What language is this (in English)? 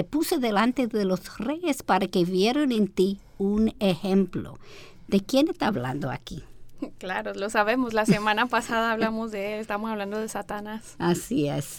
Spanish